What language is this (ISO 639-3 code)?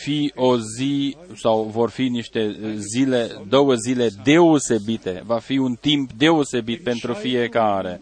ron